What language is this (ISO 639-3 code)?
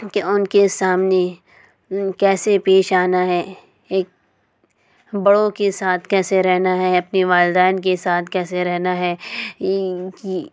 urd